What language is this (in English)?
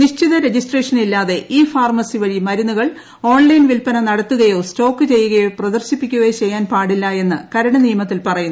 Malayalam